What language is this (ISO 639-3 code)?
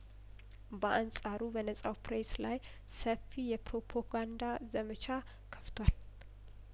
amh